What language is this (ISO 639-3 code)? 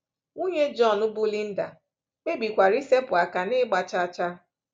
ibo